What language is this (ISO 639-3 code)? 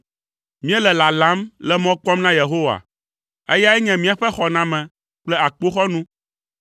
ewe